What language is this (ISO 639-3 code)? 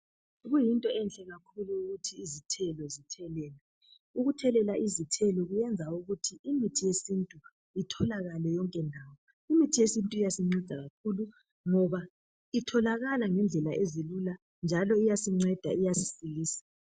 nde